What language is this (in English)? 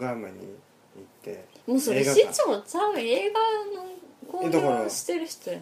Japanese